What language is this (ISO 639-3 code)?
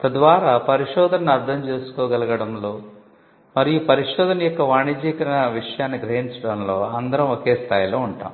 tel